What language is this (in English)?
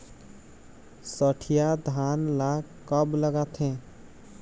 Chhattisgarhi